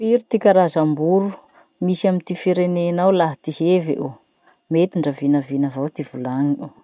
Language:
Masikoro Malagasy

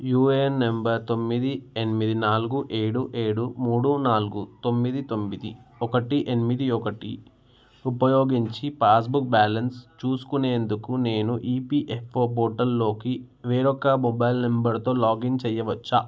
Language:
Telugu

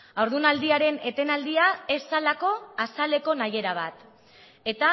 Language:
Basque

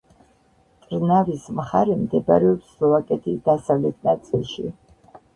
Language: Georgian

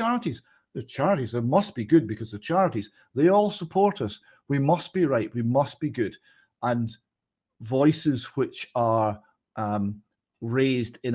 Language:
English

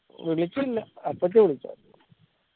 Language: Malayalam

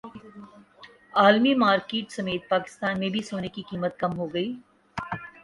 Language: Urdu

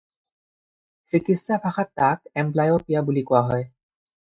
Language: Assamese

